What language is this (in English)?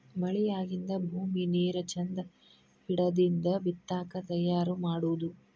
Kannada